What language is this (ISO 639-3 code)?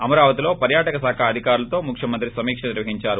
tel